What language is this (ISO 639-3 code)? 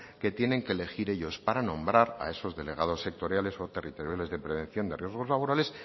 spa